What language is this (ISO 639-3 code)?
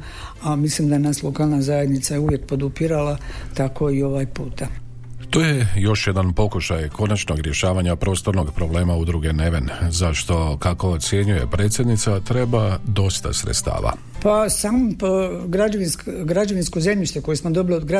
hrv